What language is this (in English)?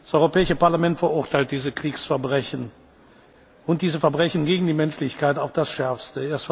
German